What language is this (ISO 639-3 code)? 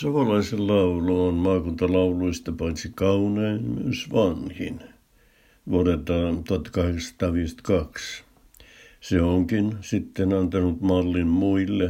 fin